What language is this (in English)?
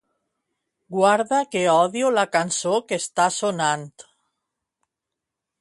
Catalan